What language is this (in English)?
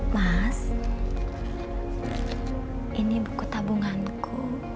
Indonesian